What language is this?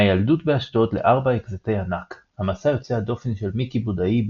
Hebrew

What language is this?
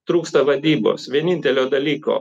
Lithuanian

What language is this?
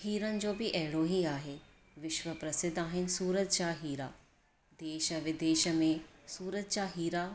Sindhi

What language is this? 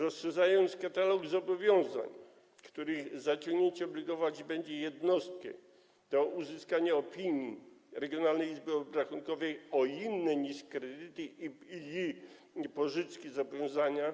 Polish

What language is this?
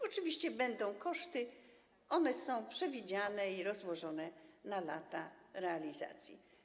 Polish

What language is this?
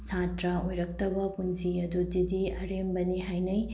Manipuri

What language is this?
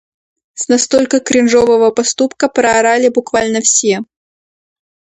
Russian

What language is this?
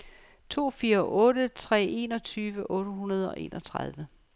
Danish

